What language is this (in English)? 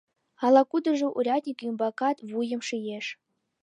Mari